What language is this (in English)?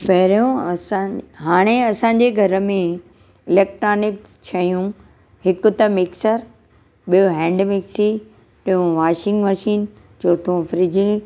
Sindhi